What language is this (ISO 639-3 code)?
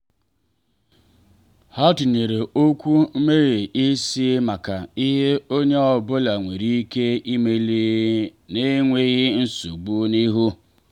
ibo